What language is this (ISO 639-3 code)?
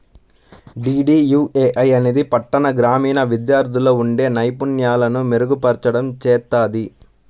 tel